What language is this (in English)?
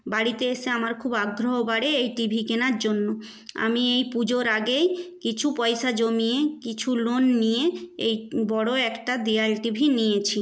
Bangla